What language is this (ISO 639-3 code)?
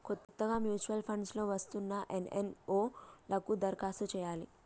tel